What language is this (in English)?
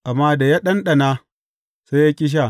Hausa